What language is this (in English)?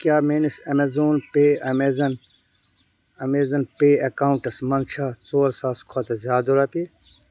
Kashmiri